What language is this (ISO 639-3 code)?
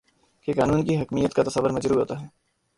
urd